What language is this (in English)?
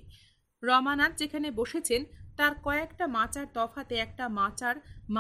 Bangla